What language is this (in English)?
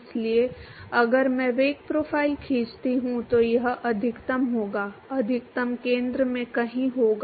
Hindi